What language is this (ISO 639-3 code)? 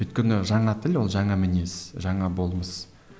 kaz